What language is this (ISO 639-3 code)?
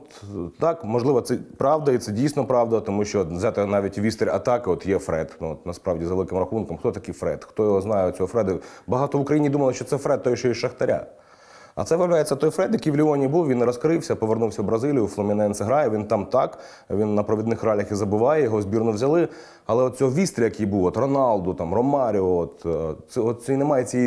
ukr